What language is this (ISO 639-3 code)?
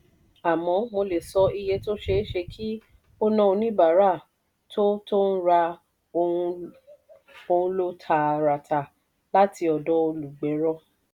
yor